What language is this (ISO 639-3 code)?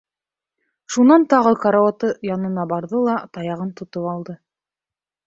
bak